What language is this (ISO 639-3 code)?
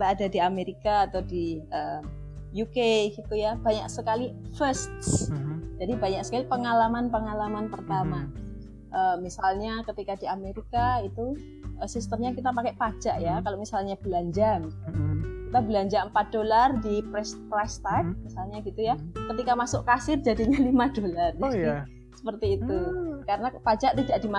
ind